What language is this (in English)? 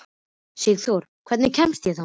Icelandic